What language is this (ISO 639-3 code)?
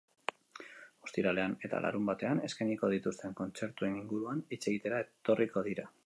eus